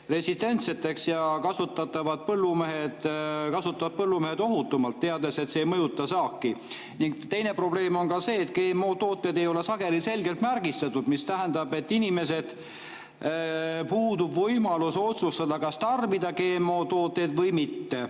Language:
Estonian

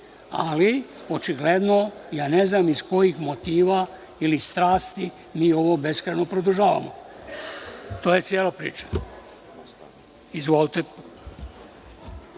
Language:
Serbian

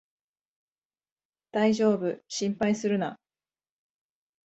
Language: Japanese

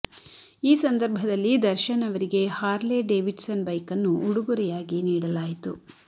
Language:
Kannada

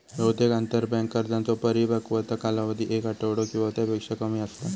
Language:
Marathi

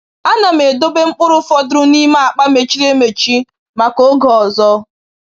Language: Igbo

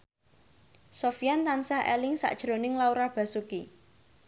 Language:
Javanese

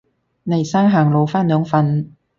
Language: Cantonese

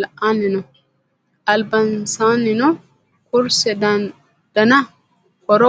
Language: Sidamo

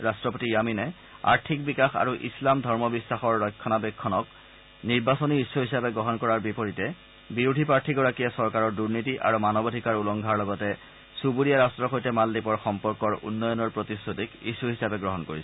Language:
Assamese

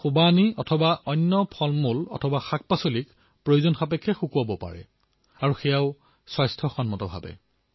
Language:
Assamese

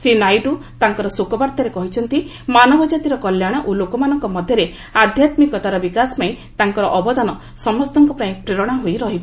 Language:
Odia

